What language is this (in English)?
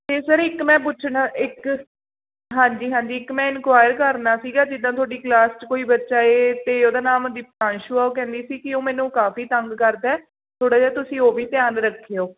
Punjabi